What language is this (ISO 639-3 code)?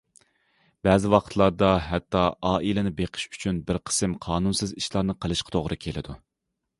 uig